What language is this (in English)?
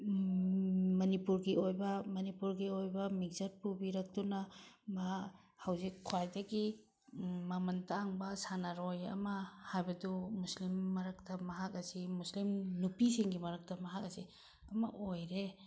Manipuri